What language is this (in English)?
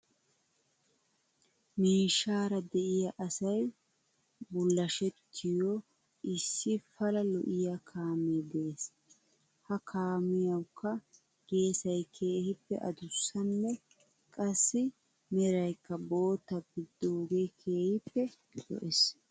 Wolaytta